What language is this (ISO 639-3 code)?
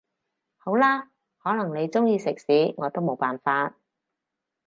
yue